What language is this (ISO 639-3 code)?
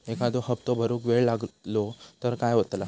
mar